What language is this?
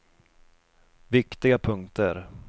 Swedish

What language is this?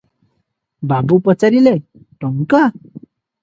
Odia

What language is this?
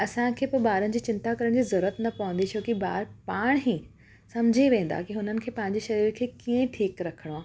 Sindhi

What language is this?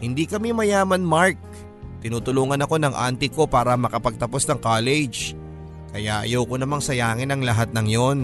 Filipino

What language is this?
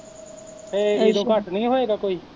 Punjabi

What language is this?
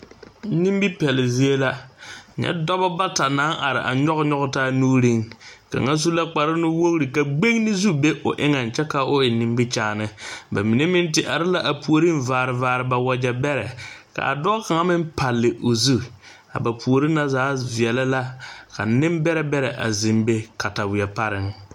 Southern Dagaare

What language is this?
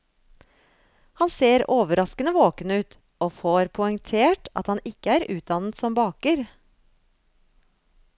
Norwegian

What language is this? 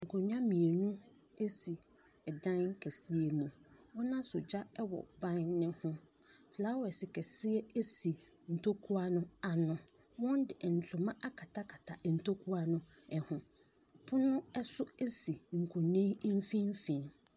Akan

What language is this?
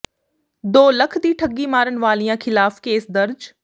Punjabi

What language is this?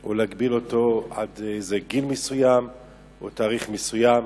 Hebrew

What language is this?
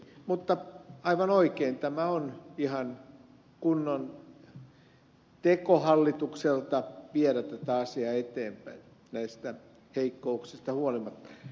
Finnish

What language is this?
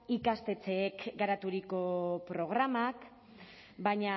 Basque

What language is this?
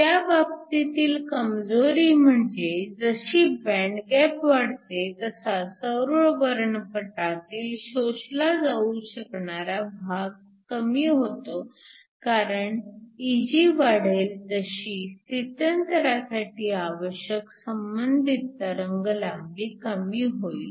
Marathi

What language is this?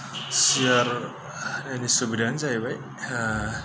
Bodo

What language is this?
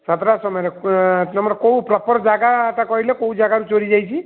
Odia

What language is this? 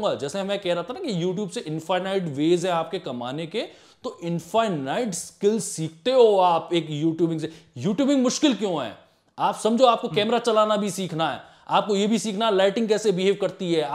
Hindi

